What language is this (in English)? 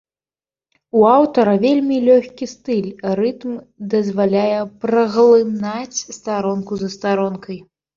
Belarusian